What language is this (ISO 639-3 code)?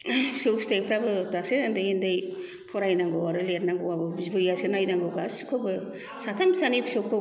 brx